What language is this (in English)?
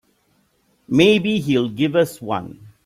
English